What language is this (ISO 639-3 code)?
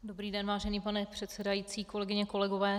ces